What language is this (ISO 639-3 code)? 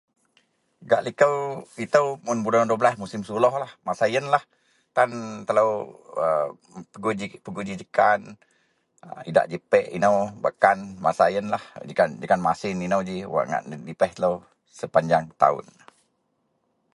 mel